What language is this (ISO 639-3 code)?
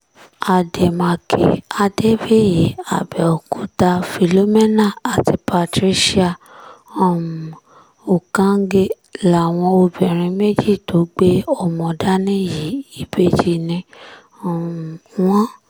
yor